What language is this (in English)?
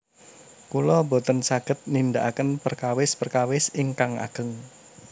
Javanese